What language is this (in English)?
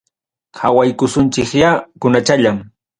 Ayacucho Quechua